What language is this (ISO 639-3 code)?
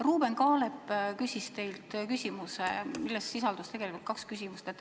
est